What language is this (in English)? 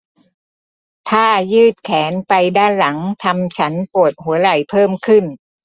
Thai